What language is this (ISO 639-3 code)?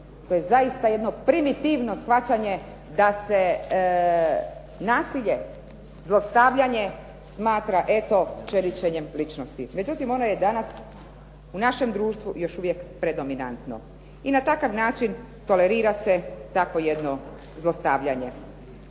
hrv